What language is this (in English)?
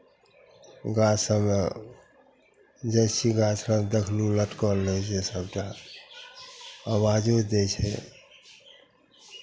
Maithili